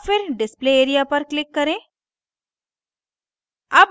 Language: Hindi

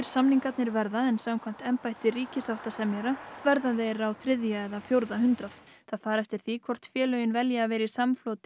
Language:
Icelandic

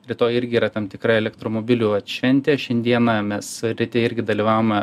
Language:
Lithuanian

